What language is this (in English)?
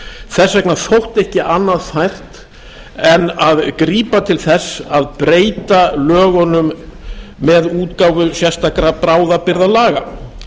Icelandic